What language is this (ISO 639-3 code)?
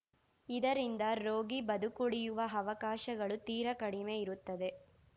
kan